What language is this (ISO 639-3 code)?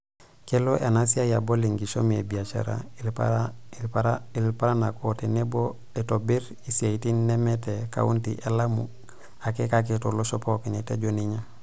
mas